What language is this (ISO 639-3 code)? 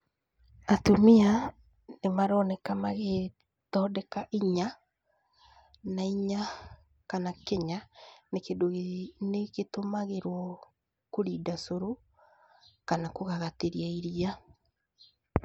kik